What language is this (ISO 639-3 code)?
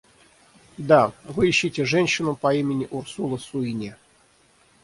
rus